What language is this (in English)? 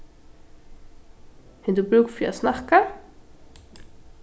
Faroese